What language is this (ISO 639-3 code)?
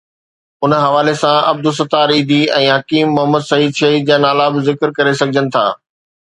snd